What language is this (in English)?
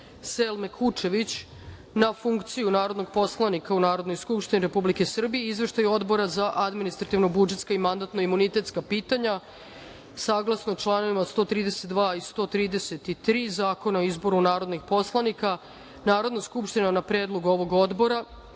Serbian